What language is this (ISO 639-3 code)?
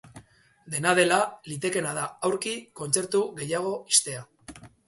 eus